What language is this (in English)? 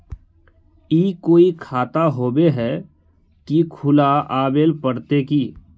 Magahi